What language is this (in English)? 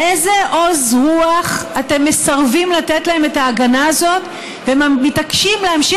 Hebrew